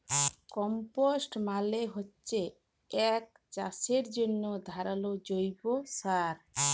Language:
Bangla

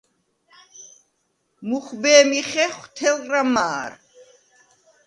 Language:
Svan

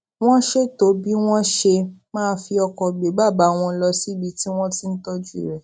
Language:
Yoruba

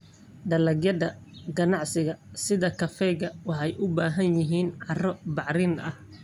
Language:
Somali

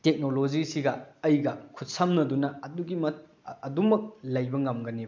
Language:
Manipuri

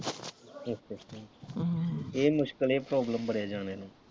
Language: Punjabi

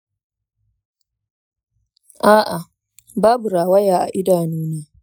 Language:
Hausa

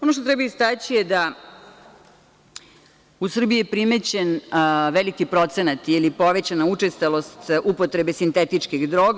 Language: Serbian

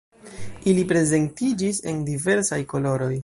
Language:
Esperanto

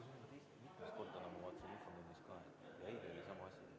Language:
Estonian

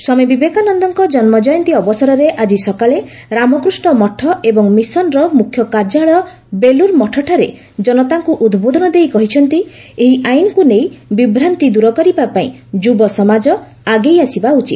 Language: Odia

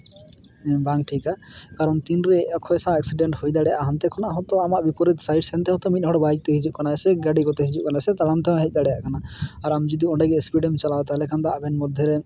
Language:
Santali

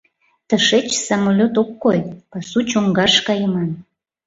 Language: Mari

